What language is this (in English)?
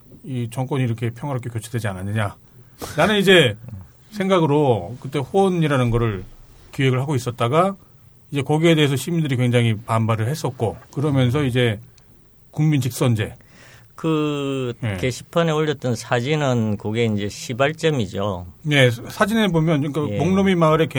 Korean